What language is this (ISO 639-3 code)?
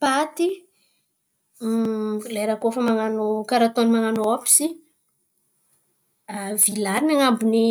xmv